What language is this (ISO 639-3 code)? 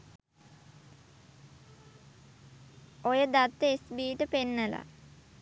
sin